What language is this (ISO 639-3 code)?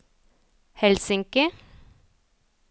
nor